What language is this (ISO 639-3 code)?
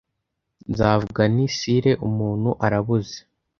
kin